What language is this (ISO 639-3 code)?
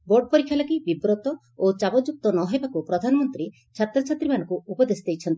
ori